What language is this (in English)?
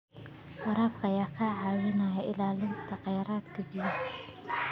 Somali